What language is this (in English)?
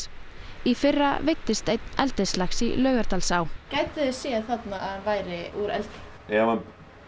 Icelandic